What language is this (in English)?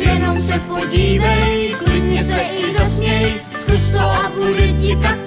Czech